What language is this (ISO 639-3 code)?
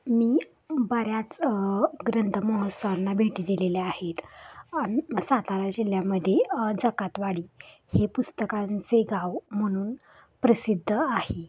mar